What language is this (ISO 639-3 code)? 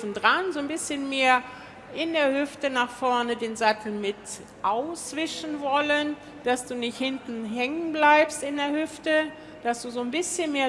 deu